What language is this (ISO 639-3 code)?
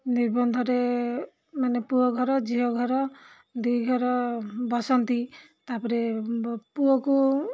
ori